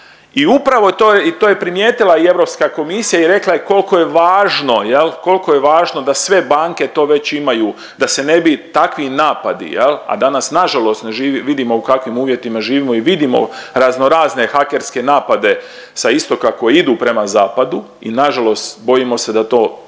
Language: Croatian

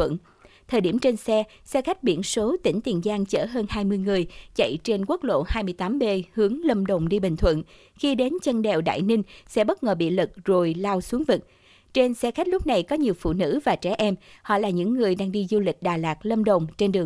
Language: Vietnamese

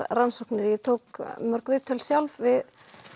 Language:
Icelandic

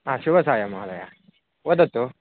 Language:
Sanskrit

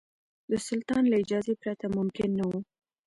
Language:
Pashto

